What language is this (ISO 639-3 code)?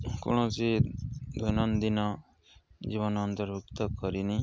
ori